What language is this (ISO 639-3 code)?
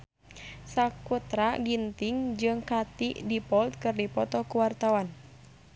sun